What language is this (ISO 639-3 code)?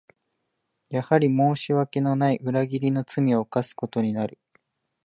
jpn